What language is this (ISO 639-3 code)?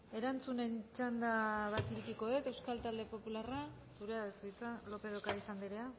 eus